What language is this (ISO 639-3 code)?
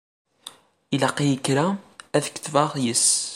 kab